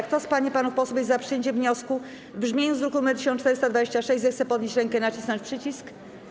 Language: Polish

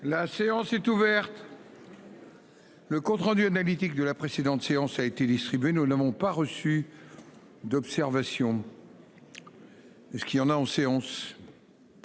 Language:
French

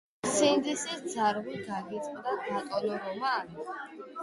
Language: Georgian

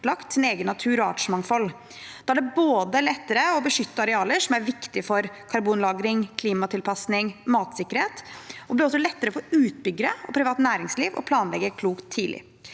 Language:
Norwegian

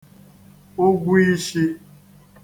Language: Igbo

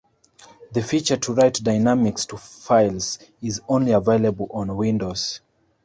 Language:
English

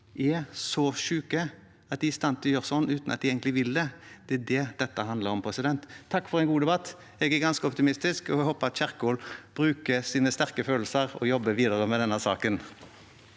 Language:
Norwegian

